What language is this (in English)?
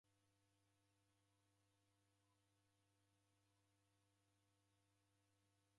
Taita